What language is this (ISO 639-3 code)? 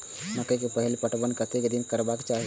mai